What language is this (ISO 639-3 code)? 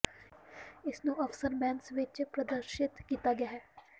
pan